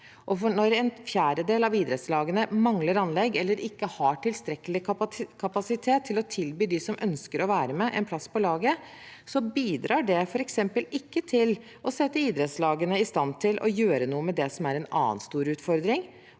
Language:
Norwegian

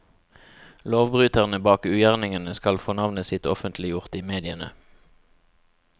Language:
Norwegian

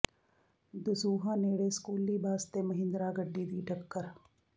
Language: Punjabi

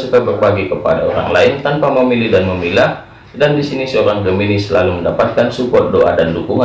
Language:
Indonesian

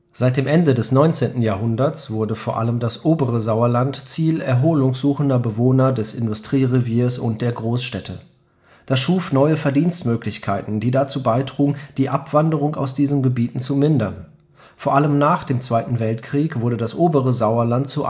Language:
German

